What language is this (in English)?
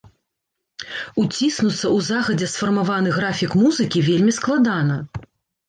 Belarusian